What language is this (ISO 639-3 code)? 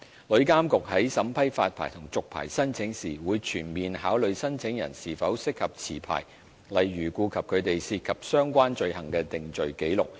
yue